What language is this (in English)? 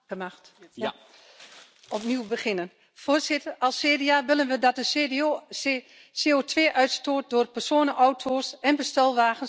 Dutch